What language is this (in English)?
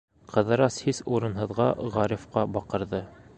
Bashkir